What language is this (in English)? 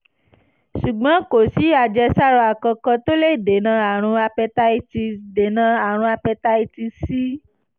Yoruba